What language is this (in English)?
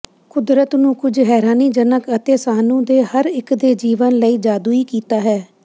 Punjabi